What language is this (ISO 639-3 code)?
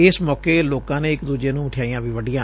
pan